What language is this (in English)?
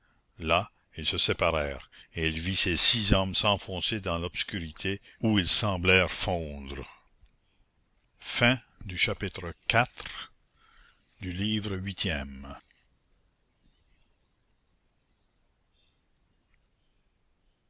French